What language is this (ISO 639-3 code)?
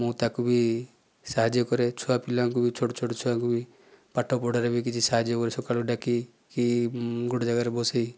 ori